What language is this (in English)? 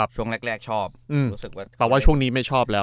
Thai